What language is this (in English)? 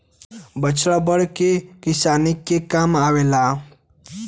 Bhojpuri